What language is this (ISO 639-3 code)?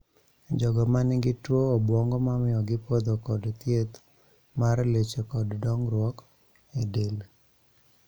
luo